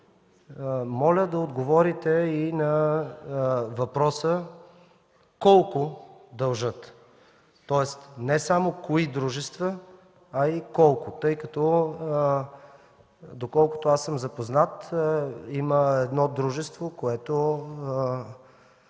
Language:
Bulgarian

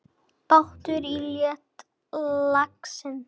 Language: Icelandic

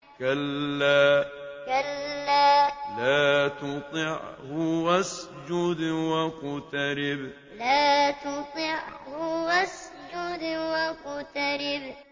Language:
Arabic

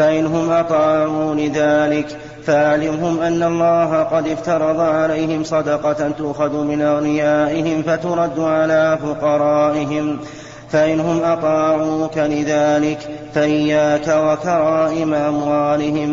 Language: Arabic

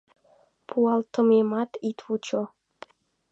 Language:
Mari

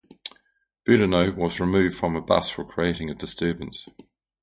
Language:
English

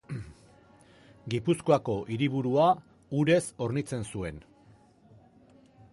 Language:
Basque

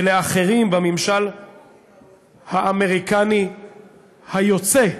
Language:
Hebrew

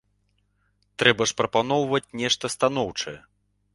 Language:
Belarusian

